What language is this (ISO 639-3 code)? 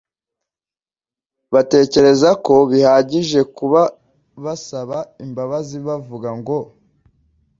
kin